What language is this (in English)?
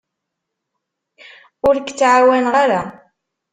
Kabyle